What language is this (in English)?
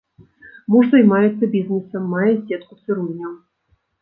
Belarusian